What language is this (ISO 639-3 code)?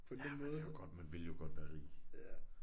dan